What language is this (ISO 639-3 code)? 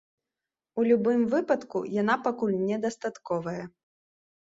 bel